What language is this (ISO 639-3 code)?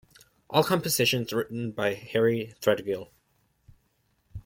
eng